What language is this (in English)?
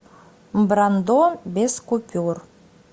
Russian